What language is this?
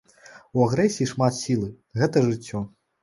Belarusian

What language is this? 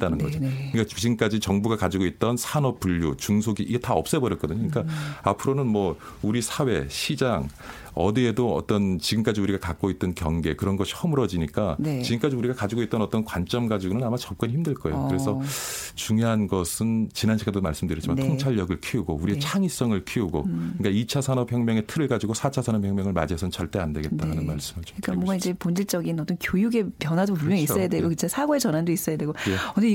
Korean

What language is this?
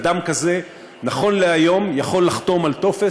Hebrew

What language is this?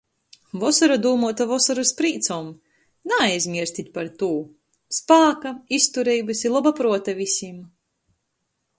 Latgalian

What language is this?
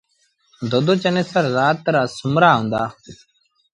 Sindhi Bhil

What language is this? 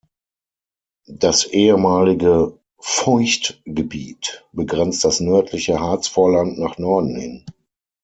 German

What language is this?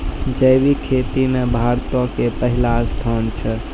Maithili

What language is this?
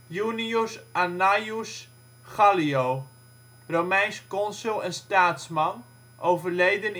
Dutch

